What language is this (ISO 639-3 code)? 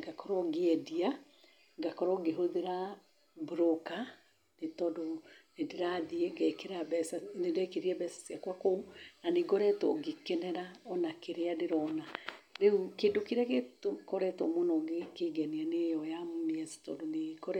kik